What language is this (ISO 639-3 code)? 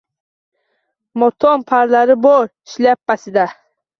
uzb